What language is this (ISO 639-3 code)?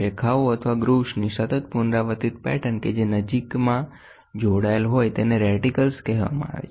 guj